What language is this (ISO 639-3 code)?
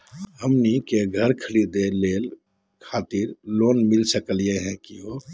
mag